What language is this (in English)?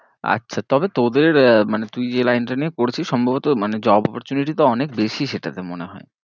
Bangla